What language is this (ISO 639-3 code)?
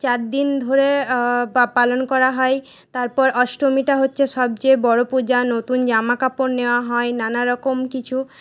ben